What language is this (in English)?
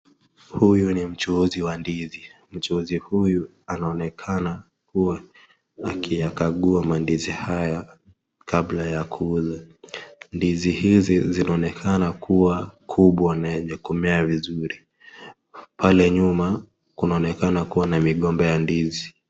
Swahili